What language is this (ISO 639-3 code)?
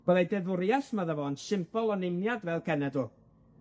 cym